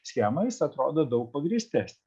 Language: Lithuanian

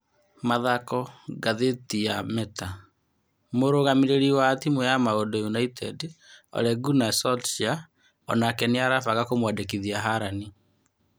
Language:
Kikuyu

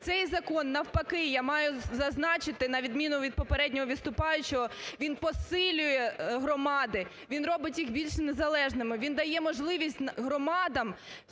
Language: Ukrainian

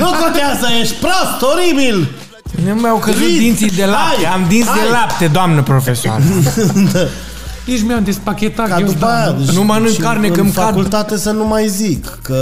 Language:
Romanian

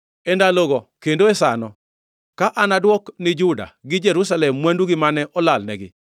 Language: Luo (Kenya and Tanzania)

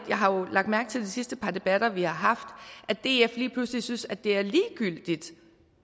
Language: Danish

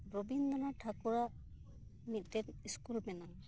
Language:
Santali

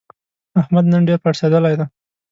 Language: Pashto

